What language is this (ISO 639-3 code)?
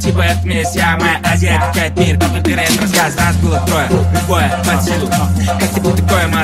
ara